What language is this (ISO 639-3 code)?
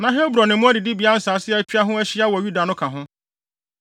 aka